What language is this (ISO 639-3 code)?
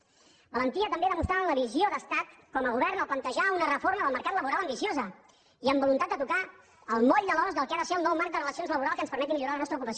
cat